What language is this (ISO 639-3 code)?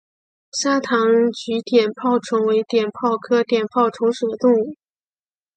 zho